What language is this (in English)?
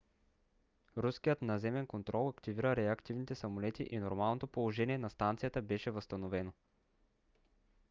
Bulgarian